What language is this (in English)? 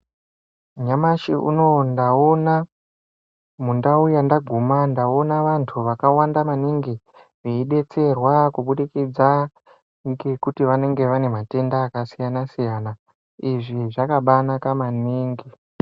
Ndau